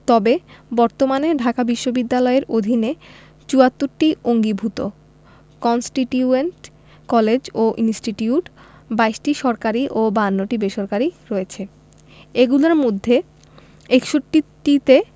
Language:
Bangla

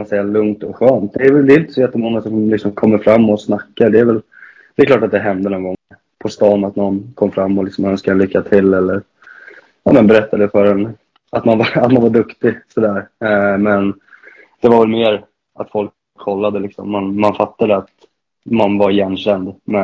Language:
Swedish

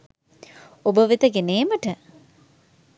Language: Sinhala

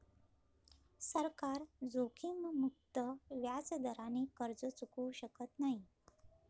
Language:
Marathi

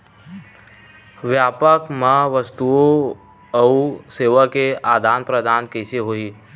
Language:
Chhattisgarhi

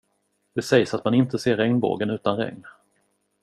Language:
Swedish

